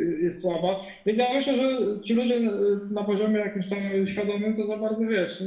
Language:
Polish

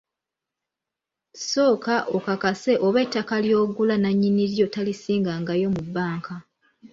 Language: Ganda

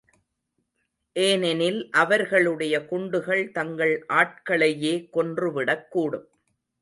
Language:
Tamil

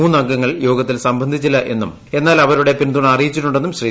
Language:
Malayalam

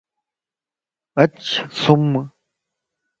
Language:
Lasi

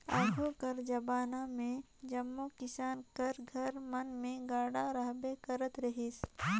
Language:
Chhattisgarhi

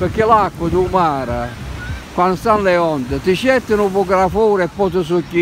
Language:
Italian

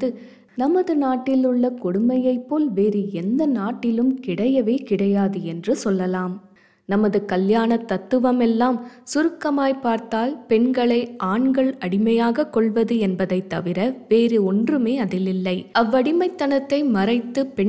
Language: Tamil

